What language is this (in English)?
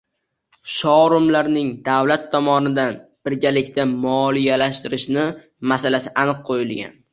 Uzbek